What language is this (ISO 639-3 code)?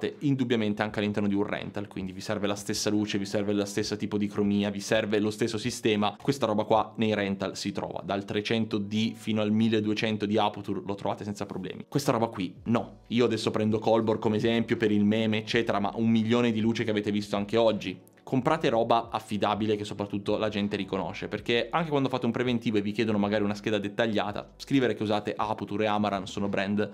ita